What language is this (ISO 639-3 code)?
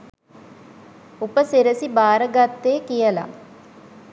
sin